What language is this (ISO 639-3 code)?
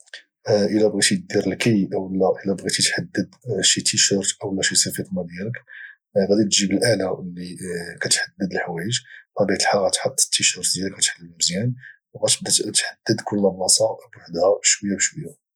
ary